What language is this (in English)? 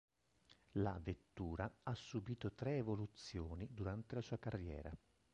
Italian